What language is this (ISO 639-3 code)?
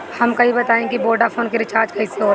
bho